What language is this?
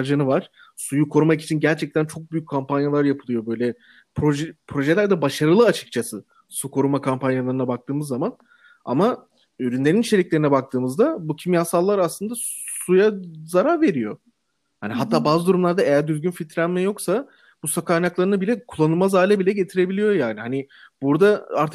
Turkish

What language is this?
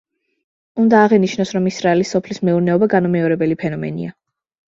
Georgian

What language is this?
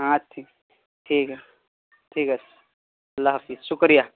Urdu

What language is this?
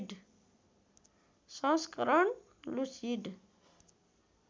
Nepali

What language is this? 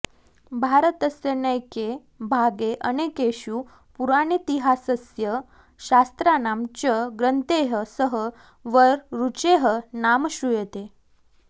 Sanskrit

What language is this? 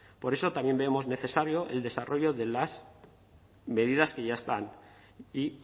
Spanish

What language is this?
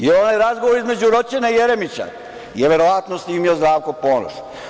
Serbian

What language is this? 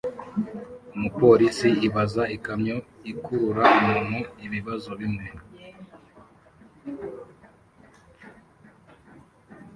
Kinyarwanda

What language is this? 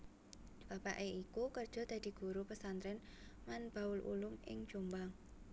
Javanese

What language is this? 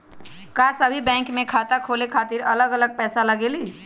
Magahi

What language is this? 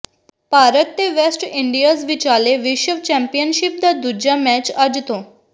Punjabi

